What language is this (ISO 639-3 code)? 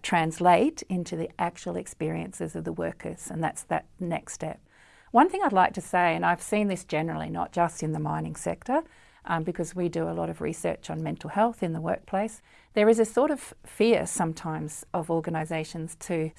eng